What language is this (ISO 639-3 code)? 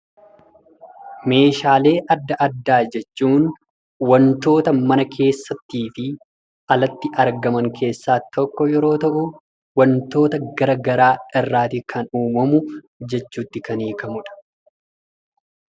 orm